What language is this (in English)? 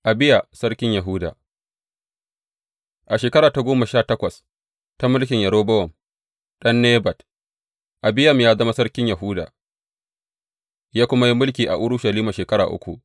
Hausa